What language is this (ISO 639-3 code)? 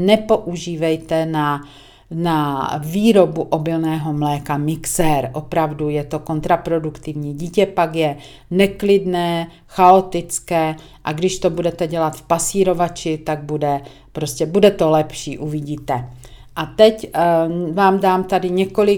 ces